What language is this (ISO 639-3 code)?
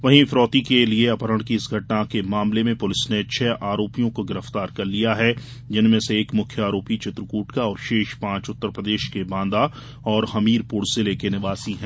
hin